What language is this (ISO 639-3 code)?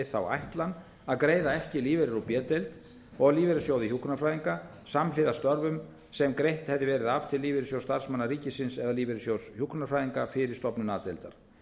isl